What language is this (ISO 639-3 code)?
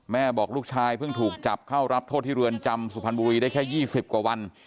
tha